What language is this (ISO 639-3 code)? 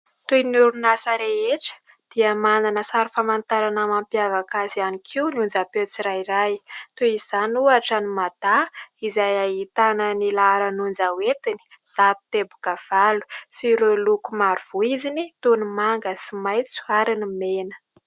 mlg